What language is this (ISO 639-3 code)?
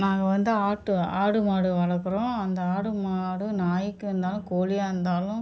tam